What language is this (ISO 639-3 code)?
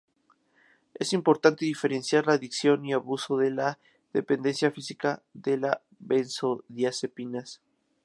spa